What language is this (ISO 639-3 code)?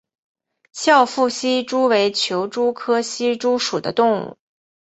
zho